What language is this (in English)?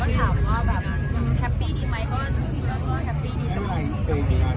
Thai